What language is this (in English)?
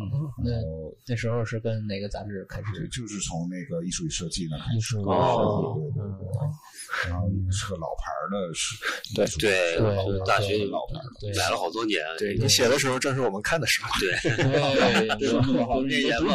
Chinese